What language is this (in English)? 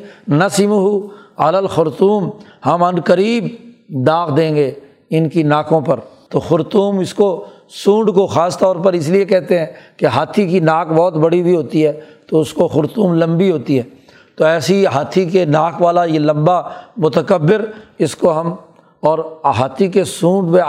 Urdu